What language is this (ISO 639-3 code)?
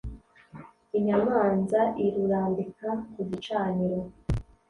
kin